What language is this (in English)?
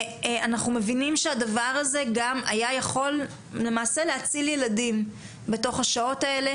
Hebrew